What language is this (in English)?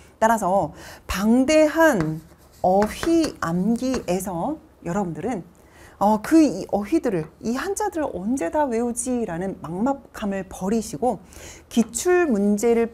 Korean